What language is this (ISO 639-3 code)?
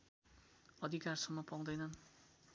nep